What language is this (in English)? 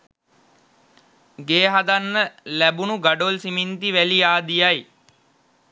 Sinhala